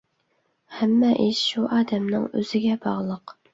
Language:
Uyghur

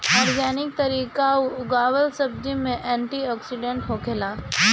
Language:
Bhojpuri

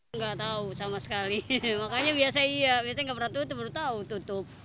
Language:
Indonesian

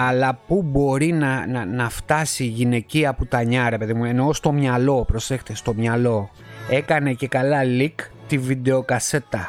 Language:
Greek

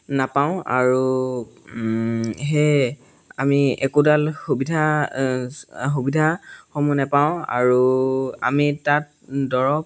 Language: Assamese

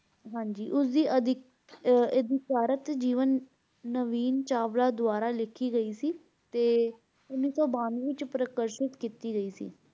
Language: Punjabi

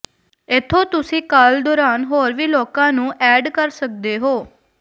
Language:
Punjabi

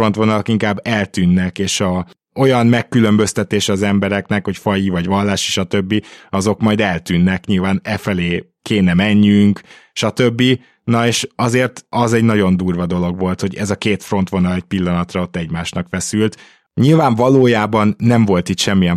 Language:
Hungarian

